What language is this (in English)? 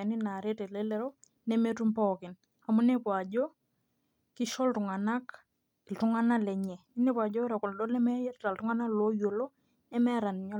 Masai